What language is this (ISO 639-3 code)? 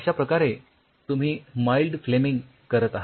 mar